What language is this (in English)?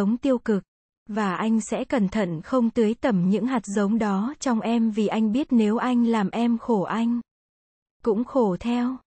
Vietnamese